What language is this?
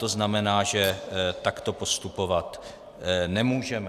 Czech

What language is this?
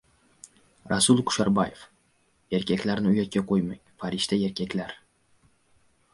Uzbek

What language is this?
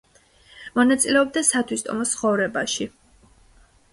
Georgian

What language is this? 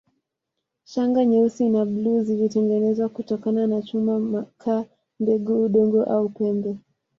Swahili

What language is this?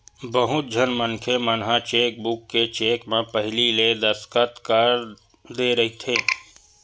Chhattisgarhi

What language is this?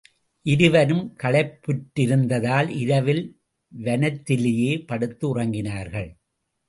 Tamil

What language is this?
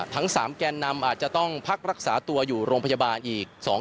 Thai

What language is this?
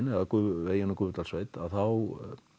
Icelandic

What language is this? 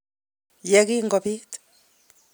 Kalenjin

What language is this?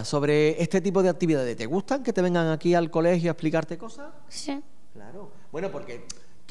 Spanish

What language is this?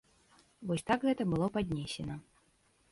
Belarusian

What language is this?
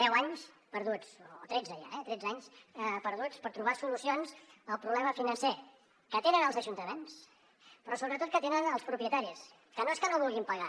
Catalan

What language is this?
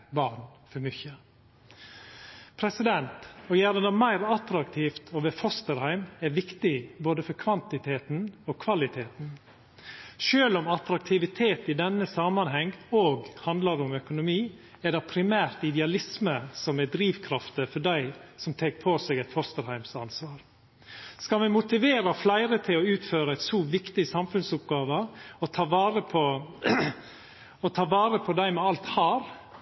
Norwegian Nynorsk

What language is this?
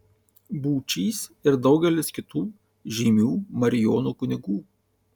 Lithuanian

